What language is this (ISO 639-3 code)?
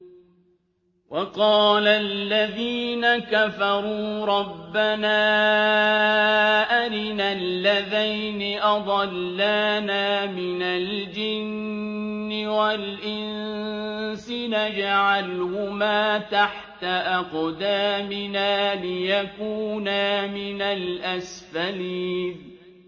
ara